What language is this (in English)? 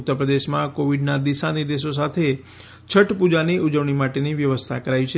Gujarati